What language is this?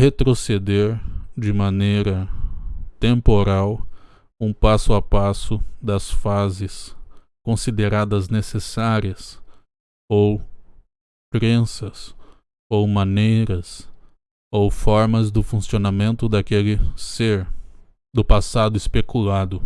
Portuguese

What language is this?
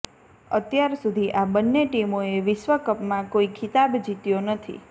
Gujarati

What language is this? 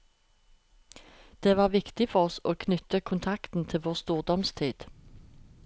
Norwegian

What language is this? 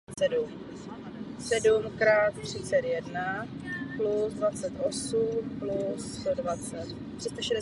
Czech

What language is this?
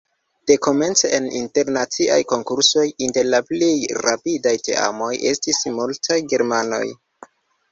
Esperanto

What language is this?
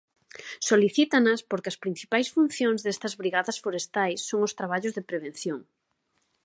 Galician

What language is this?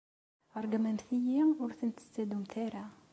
Kabyle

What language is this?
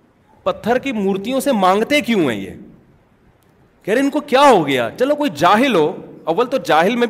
Urdu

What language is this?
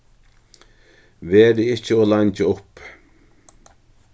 Faroese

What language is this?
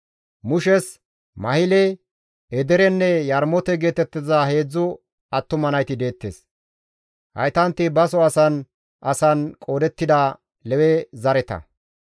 Gamo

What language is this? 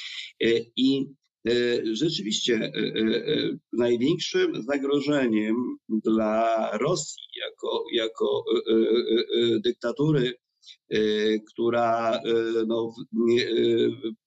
Polish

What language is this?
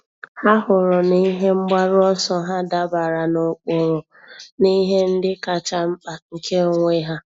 Igbo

